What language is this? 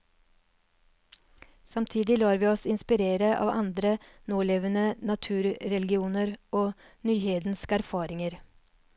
Norwegian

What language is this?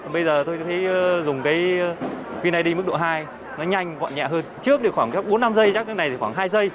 Vietnamese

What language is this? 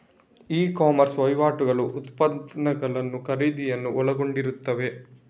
Kannada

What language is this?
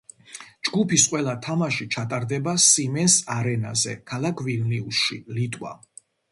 Georgian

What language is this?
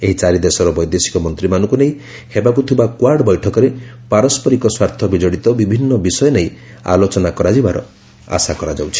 Odia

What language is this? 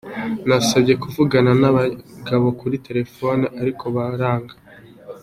Kinyarwanda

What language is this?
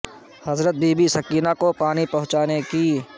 Urdu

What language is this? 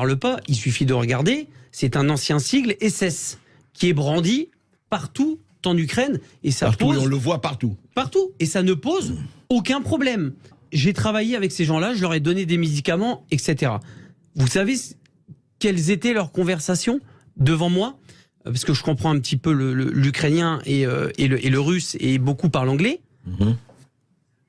French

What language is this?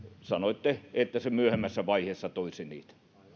Finnish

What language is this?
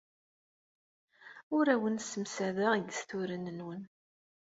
Kabyle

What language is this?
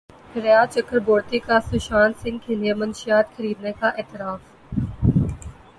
Urdu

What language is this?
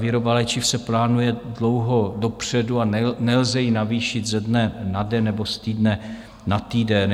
Czech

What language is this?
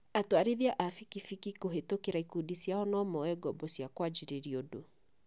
Kikuyu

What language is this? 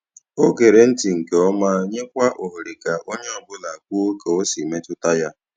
Igbo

